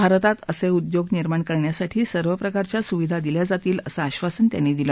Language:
Marathi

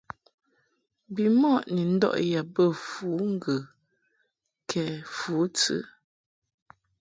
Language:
Mungaka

